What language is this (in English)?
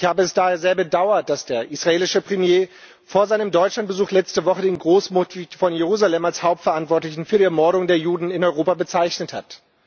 German